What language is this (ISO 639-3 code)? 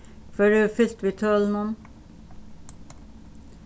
fao